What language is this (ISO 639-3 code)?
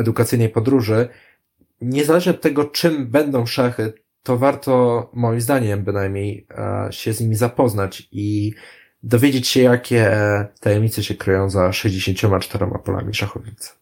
pol